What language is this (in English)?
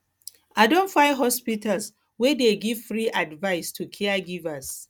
Nigerian Pidgin